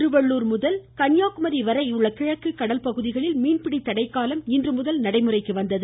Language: Tamil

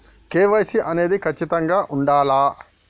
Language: Telugu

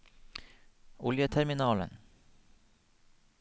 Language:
Norwegian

